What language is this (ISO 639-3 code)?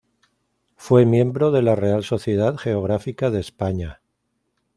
spa